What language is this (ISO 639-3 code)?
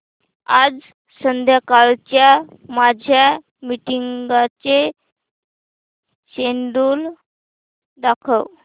mar